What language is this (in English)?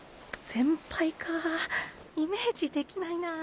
Japanese